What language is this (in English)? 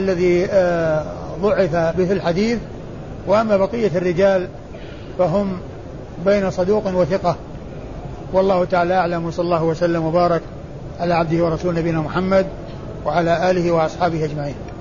Arabic